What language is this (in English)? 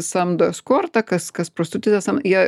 Lithuanian